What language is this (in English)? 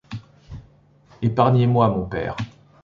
French